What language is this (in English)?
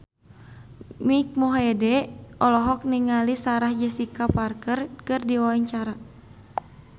Sundanese